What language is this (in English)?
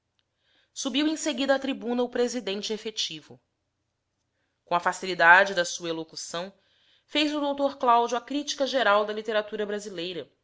Portuguese